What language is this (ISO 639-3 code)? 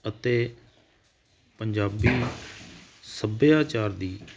pan